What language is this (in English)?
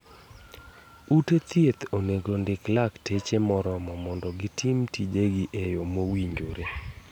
Luo (Kenya and Tanzania)